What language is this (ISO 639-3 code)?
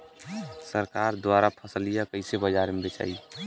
bho